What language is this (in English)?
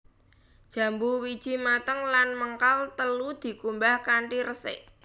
Javanese